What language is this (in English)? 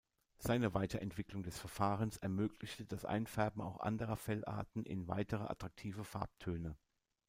German